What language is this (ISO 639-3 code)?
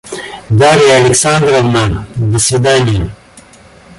rus